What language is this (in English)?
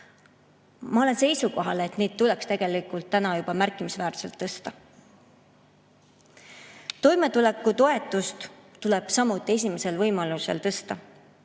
Estonian